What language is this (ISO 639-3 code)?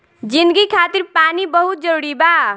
bho